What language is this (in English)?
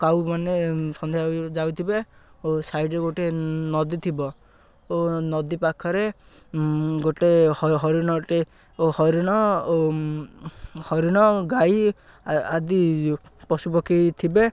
Odia